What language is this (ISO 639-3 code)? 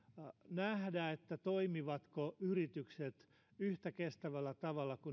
fin